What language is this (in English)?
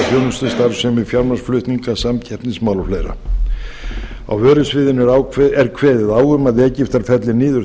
Icelandic